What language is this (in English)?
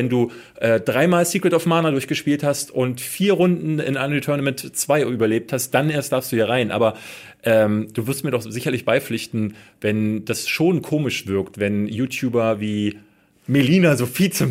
German